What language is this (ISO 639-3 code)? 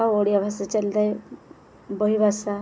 ori